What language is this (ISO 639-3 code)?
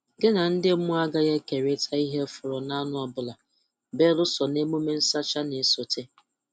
ibo